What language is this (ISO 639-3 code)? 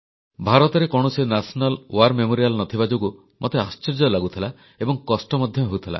ori